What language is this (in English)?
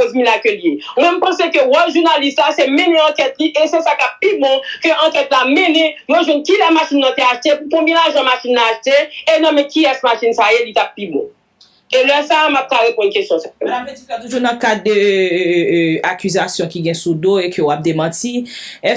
French